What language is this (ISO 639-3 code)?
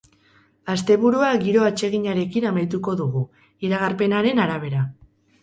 eus